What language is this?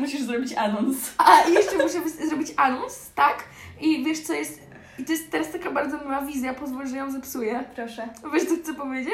Polish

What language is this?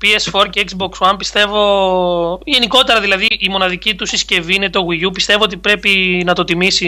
Greek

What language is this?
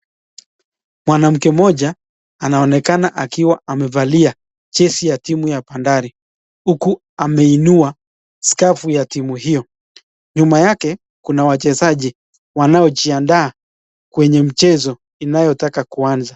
Swahili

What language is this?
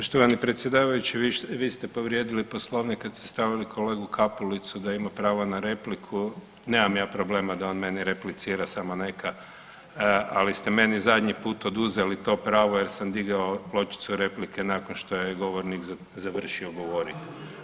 Croatian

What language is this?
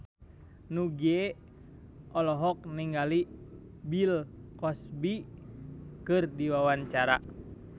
Sundanese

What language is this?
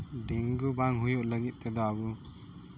Santali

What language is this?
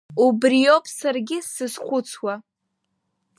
Abkhazian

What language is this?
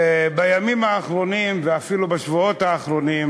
Hebrew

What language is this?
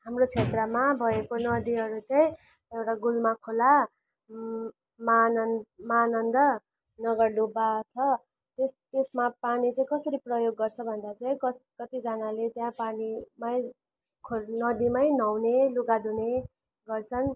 Nepali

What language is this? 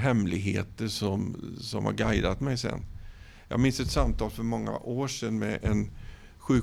Swedish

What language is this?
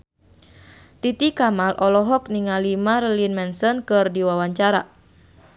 Sundanese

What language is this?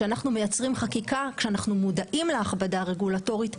Hebrew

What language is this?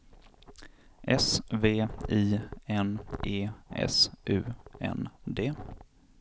Swedish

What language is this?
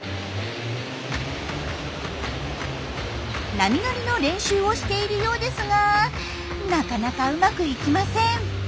Japanese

